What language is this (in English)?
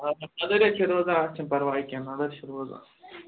Kashmiri